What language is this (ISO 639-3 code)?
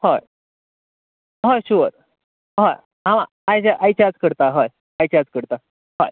kok